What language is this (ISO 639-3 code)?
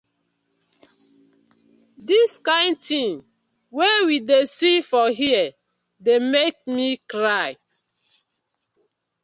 pcm